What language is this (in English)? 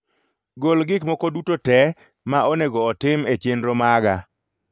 Luo (Kenya and Tanzania)